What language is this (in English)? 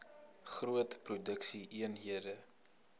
Afrikaans